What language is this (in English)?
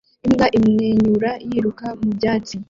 Kinyarwanda